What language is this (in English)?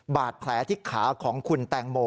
Thai